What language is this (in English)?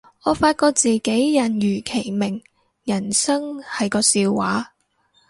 Cantonese